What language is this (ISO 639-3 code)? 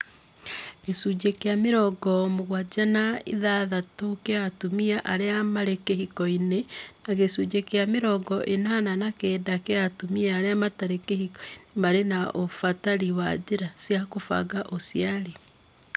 kik